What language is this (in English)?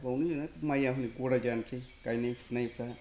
Bodo